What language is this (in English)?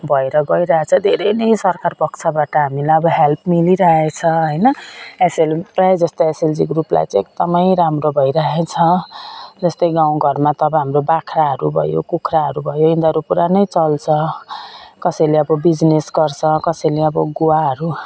Nepali